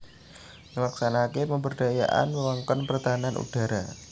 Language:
Javanese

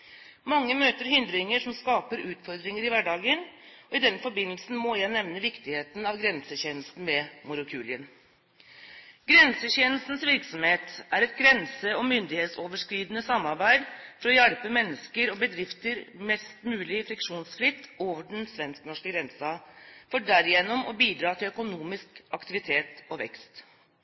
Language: Norwegian Bokmål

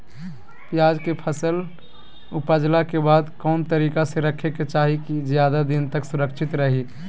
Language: Magahi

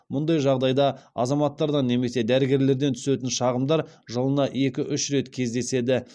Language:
Kazakh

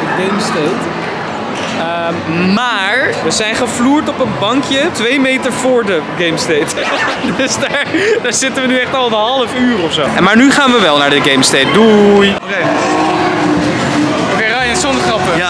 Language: Dutch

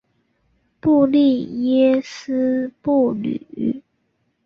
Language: Chinese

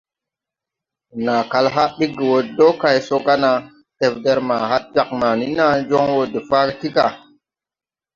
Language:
Tupuri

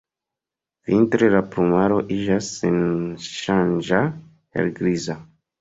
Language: Esperanto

